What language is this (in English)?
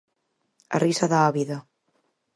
Galician